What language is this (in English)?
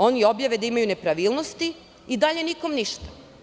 Serbian